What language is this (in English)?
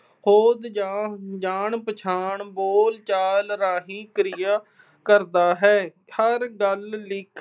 Punjabi